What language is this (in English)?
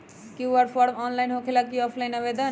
Magahi